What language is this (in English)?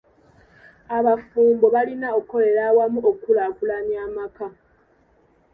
Ganda